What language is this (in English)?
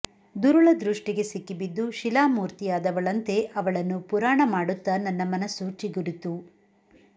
Kannada